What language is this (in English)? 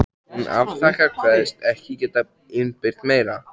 Icelandic